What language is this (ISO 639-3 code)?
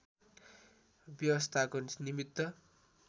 nep